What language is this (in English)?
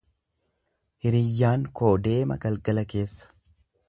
Oromo